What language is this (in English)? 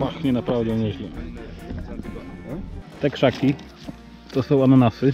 Polish